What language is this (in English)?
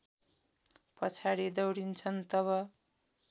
Nepali